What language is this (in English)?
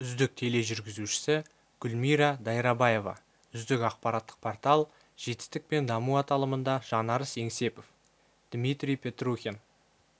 Kazakh